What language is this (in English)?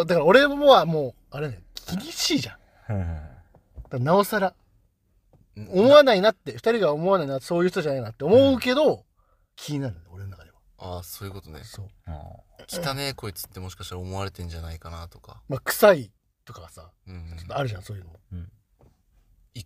Japanese